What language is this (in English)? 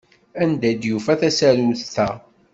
Kabyle